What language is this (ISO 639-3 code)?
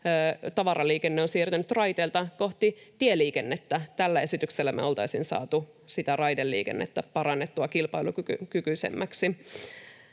fin